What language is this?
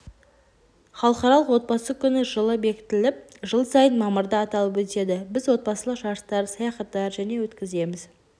Kazakh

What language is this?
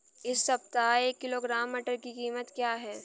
Hindi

